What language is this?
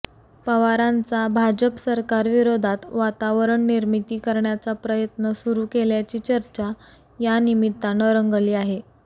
Marathi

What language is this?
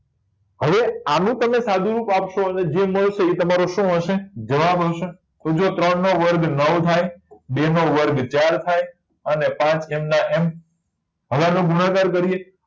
Gujarati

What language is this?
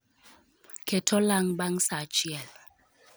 Luo (Kenya and Tanzania)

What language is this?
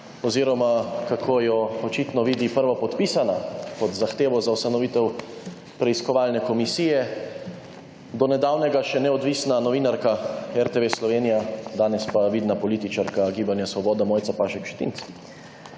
Slovenian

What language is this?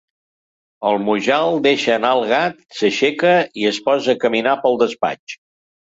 Catalan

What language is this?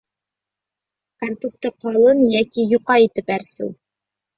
Bashkir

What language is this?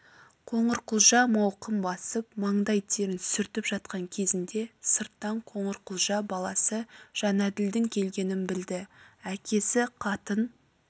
Kazakh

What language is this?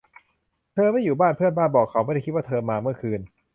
Thai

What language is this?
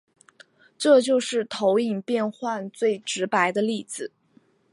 Chinese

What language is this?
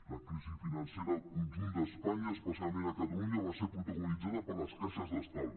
Catalan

